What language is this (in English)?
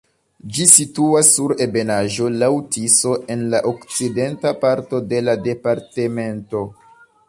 Esperanto